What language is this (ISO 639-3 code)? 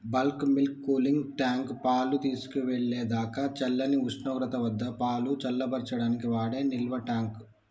tel